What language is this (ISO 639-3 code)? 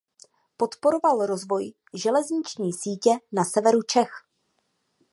ces